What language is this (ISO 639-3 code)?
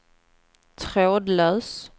swe